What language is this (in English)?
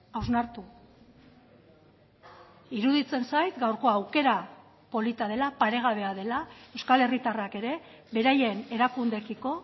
Basque